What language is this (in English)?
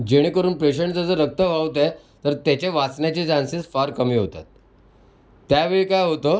Marathi